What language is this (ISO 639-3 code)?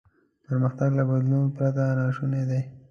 pus